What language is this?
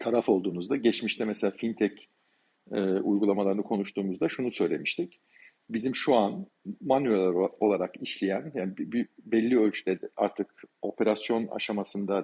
Turkish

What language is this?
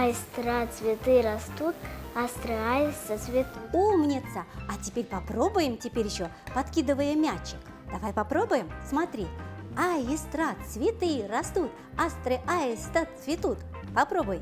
Russian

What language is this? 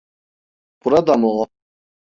Turkish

